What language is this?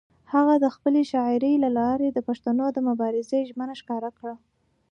Pashto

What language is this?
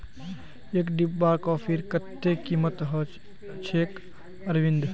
Magahi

